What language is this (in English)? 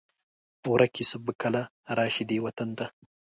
Pashto